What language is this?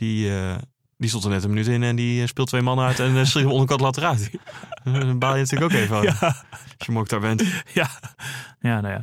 Dutch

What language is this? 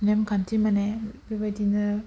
Bodo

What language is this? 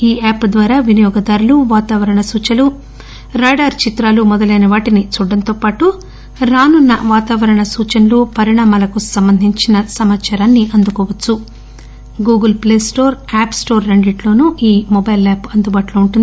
Telugu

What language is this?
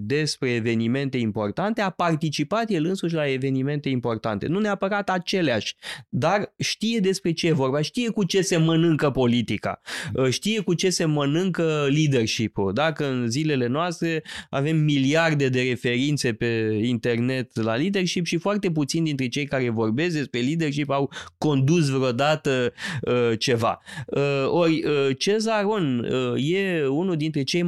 Romanian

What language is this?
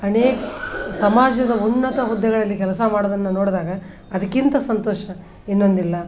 Kannada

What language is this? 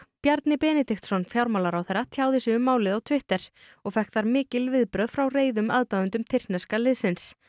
Icelandic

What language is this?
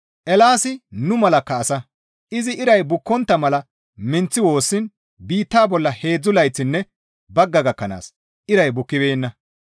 Gamo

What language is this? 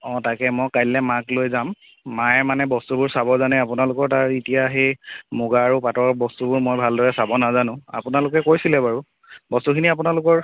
Assamese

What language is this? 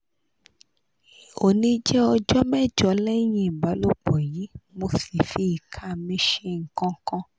Yoruba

